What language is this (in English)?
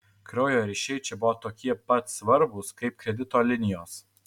Lithuanian